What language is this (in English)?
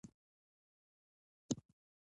Pashto